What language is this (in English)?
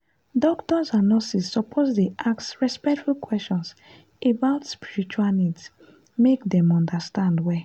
Nigerian Pidgin